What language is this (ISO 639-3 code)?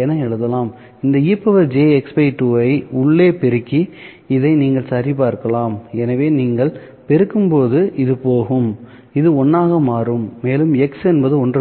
tam